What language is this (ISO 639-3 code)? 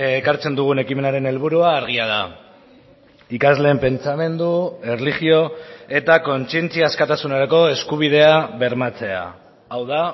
eus